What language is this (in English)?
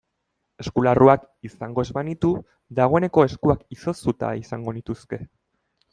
Basque